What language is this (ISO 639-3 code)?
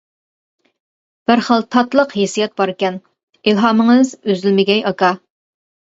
uig